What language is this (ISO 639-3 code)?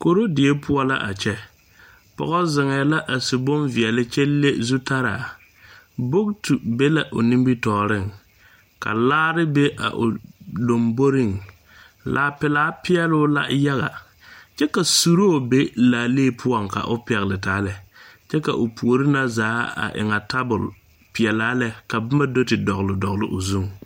dga